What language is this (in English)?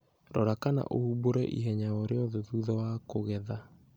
Kikuyu